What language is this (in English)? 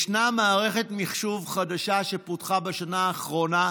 Hebrew